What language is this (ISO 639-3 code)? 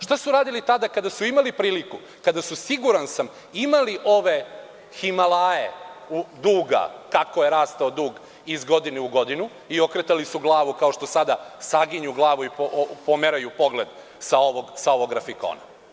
srp